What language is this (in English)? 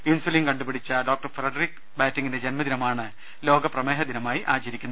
Malayalam